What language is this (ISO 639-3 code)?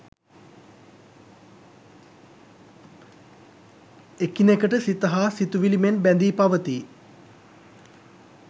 sin